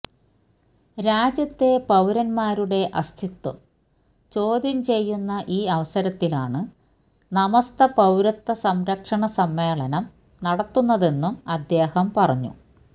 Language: Malayalam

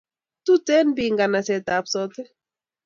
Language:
Kalenjin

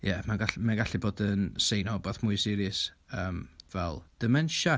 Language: Welsh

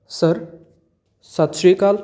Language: Punjabi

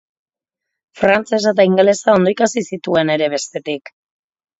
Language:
Basque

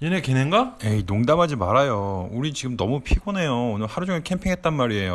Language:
Korean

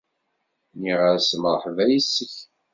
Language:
Kabyle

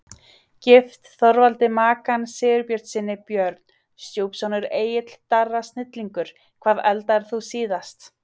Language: Icelandic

